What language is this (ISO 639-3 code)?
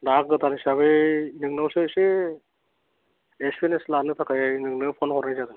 brx